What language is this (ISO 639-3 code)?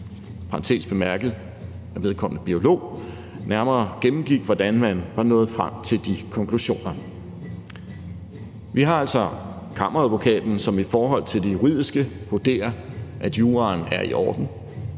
dan